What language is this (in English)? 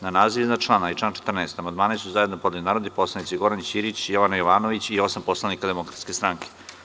Serbian